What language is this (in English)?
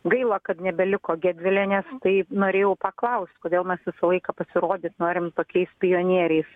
Lithuanian